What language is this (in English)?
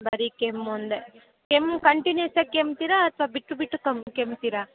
Kannada